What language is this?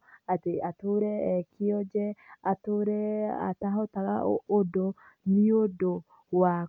Kikuyu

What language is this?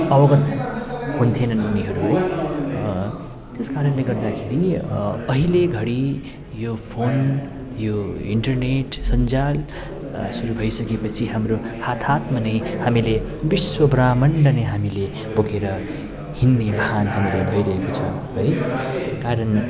Nepali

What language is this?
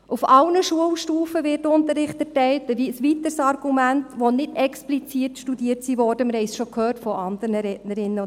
Swiss German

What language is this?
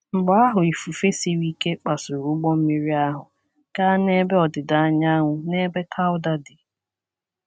Igbo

